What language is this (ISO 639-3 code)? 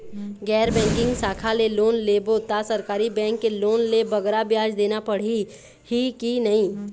hne